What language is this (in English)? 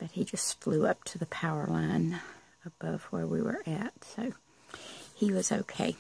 English